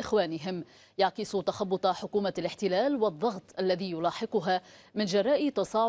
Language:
Arabic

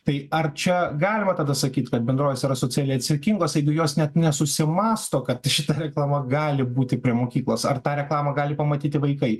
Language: Lithuanian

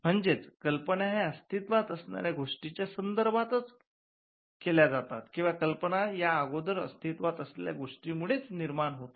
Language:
Marathi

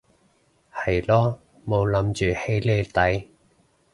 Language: Cantonese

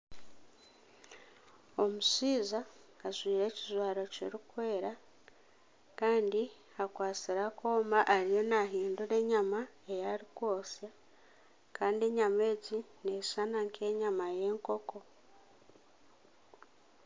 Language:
Nyankole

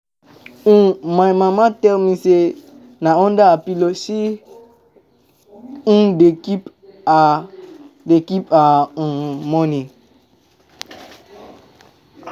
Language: Nigerian Pidgin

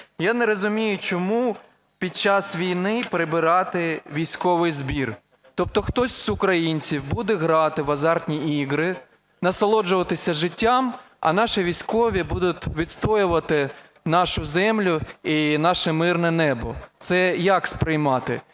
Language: Ukrainian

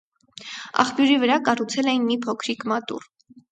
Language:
Armenian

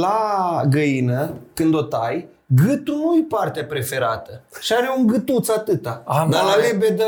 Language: Romanian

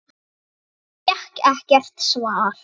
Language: Icelandic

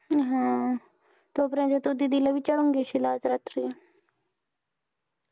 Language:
Marathi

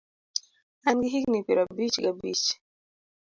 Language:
Luo (Kenya and Tanzania)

